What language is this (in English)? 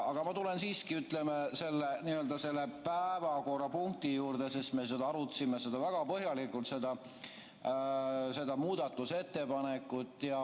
Estonian